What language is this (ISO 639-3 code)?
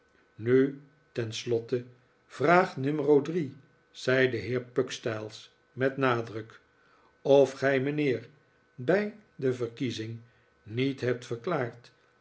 nld